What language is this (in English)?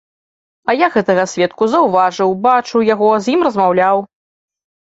Belarusian